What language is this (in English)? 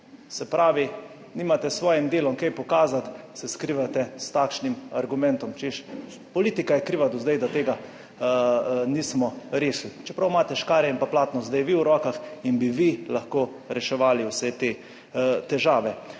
Slovenian